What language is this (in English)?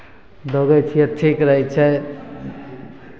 Maithili